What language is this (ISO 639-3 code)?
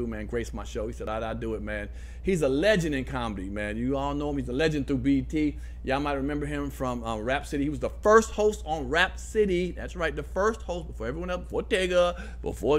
eng